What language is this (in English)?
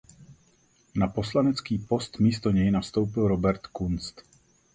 Czech